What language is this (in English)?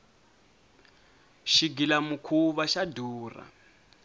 Tsonga